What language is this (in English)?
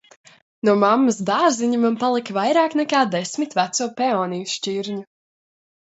Latvian